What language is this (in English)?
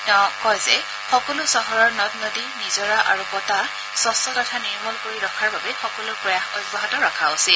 Assamese